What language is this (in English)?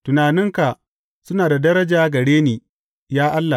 Hausa